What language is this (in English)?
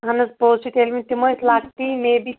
Kashmiri